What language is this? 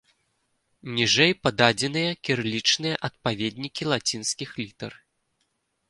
Belarusian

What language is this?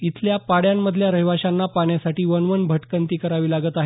Marathi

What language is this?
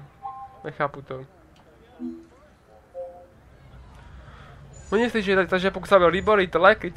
Czech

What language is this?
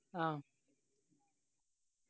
Malayalam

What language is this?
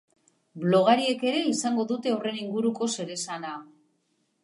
Basque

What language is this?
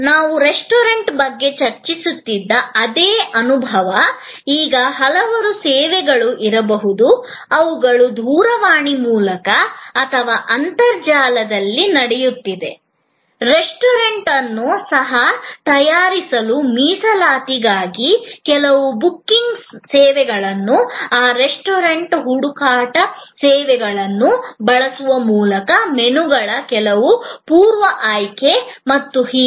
Kannada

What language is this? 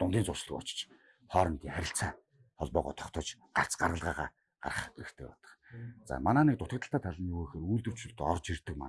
Korean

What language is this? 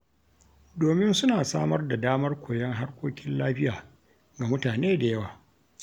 Hausa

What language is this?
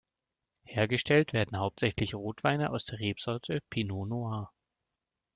German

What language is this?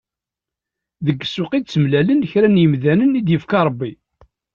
Kabyle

